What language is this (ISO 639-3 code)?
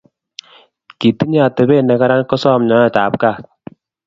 kln